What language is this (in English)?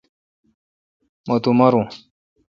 Kalkoti